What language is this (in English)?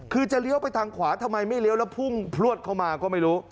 Thai